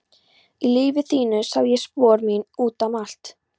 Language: Icelandic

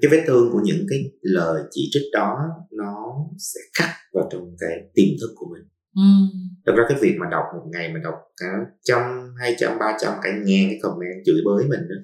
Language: Vietnamese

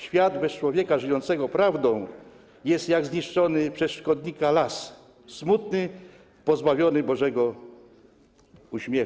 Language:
Polish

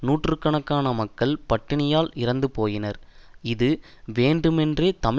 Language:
Tamil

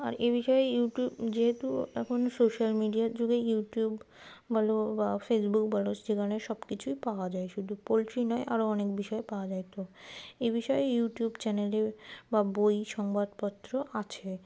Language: Bangla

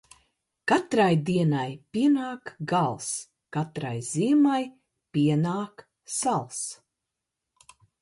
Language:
Latvian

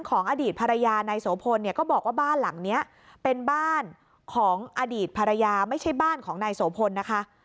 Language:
Thai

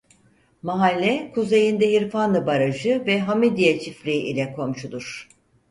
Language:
Turkish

